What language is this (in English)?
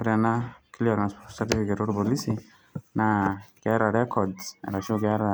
Masai